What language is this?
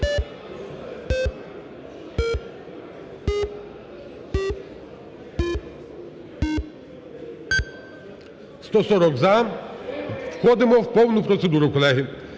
Ukrainian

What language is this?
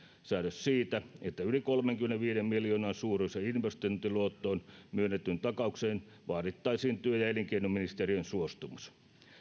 Finnish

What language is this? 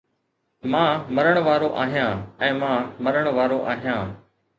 Sindhi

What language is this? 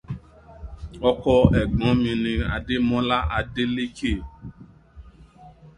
Yoruba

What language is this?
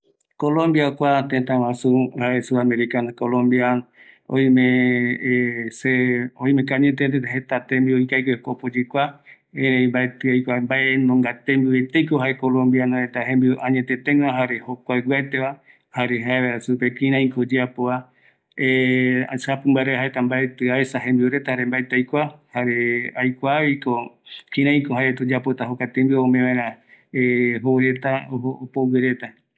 Eastern Bolivian Guaraní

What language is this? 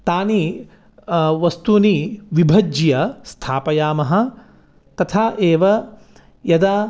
Sanskrit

